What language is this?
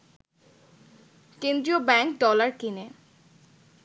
Bangla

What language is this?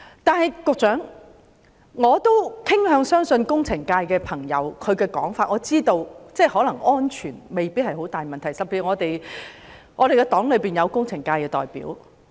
Cantonese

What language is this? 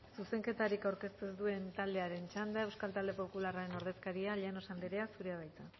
Basque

